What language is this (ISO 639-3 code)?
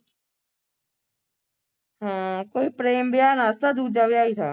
pan